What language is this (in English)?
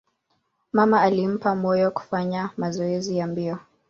Swahili